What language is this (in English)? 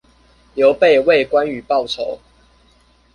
Chinese